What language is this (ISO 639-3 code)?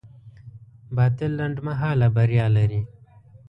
pus